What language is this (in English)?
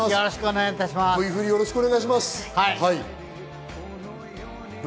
Japanese